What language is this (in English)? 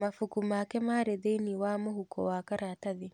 Kikuyu